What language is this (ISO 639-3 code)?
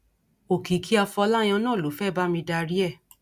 yor